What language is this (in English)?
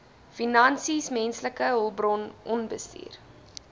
Afrikaans